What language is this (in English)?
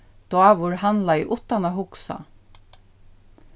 Faroese